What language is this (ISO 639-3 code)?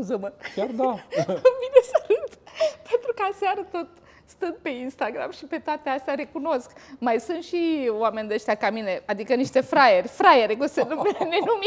ron